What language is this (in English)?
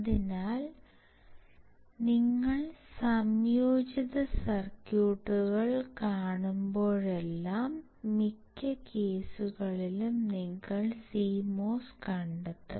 Malayalam